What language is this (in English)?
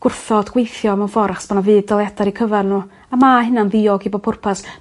Welsh